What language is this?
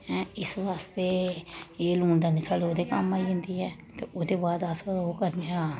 Dogri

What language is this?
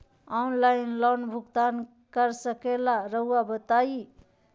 Magahi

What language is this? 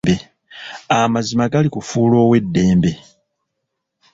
Ganda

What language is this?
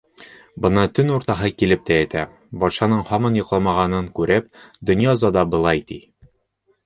Bashkir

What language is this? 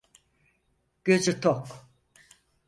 Turkish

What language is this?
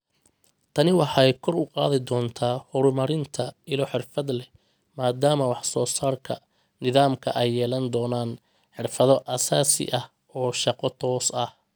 Somali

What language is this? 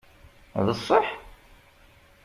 Kabyle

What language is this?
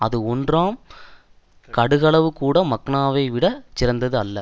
Tamil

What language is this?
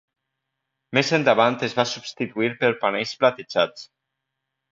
Catalan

